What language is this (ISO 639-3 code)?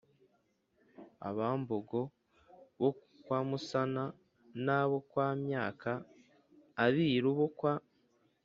kin